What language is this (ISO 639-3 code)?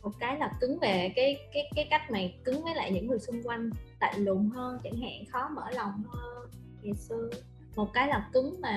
vie